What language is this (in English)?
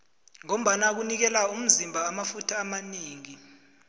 South Ndebele